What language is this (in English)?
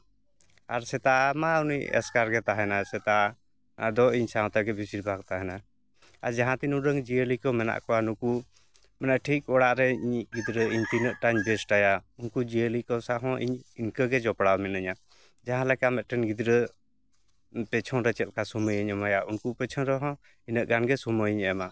Santali